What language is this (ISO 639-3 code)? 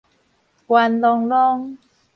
nan